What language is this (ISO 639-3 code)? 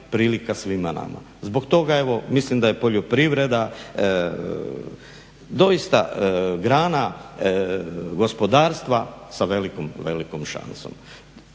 hrv